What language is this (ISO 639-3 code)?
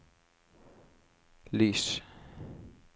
nor